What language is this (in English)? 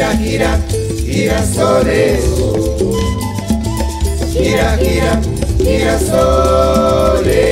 Spanish